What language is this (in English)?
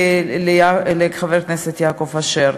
Hebrew